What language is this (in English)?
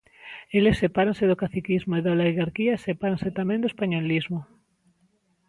Galician